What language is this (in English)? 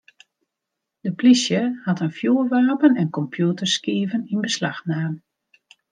Western Frisian